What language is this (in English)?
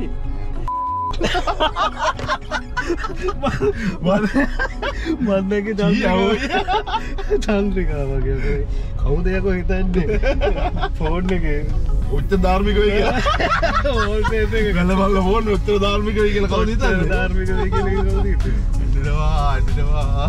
Indonesian